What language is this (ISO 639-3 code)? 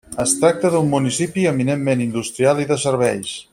cat